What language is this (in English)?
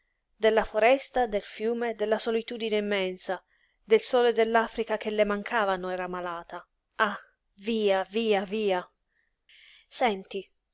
Italian